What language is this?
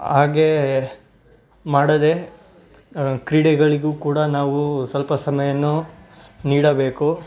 Kannada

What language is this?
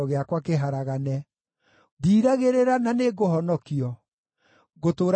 Kikuyu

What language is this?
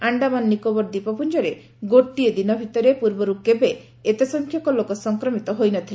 Odia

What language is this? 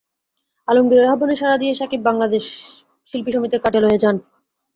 Bangla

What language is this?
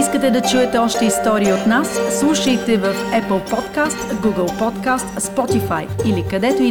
Bulgarian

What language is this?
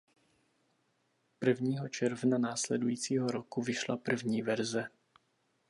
Czech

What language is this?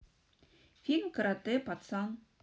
Russian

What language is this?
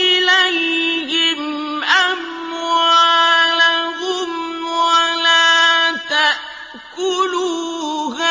Arabic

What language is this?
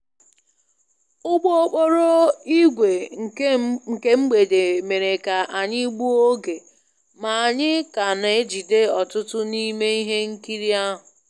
Igbo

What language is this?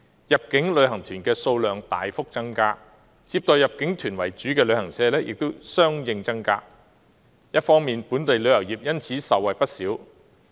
Cantonese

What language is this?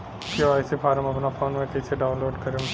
Bhojpuri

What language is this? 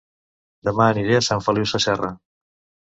Catalan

